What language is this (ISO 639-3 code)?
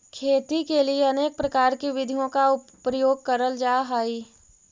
mag